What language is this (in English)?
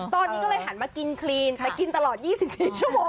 Thai